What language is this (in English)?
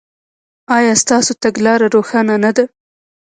Pashto